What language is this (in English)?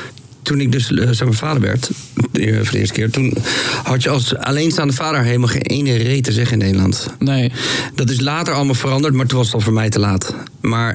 Dutch